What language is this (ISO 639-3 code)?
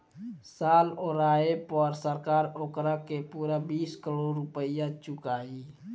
bho